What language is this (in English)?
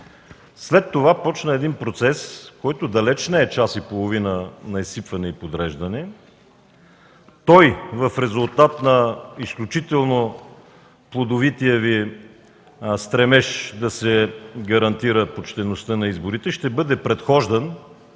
Bulgarian